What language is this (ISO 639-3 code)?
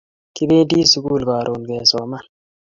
kln